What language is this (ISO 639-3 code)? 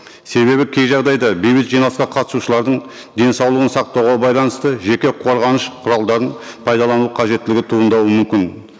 kaz